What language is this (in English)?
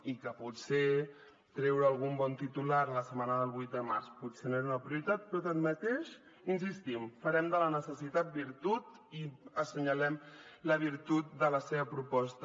Catalan